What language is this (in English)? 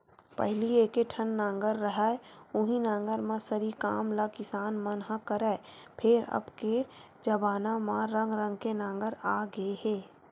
Chhattisgarhi